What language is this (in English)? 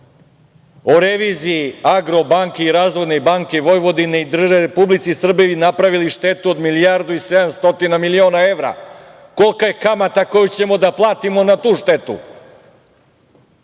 Serbian